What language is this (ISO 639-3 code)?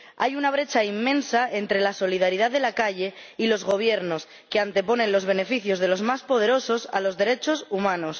spa